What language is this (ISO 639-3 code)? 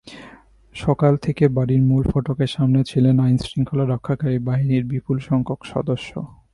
ben